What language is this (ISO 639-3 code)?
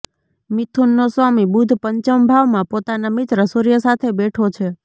guj